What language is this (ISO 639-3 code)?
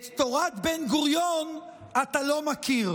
heb